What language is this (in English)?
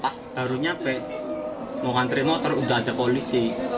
Indonesian